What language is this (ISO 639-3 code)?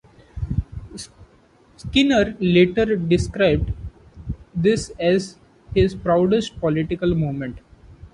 eng